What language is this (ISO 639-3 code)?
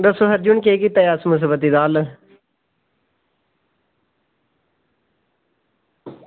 doi